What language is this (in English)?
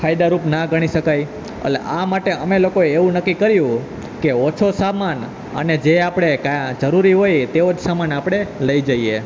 Gujarati